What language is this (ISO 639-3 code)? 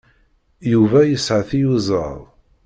kab